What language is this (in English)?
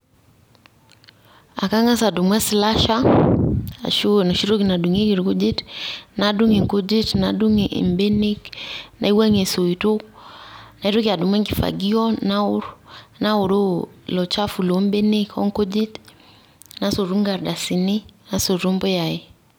Masai